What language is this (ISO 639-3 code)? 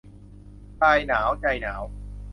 tha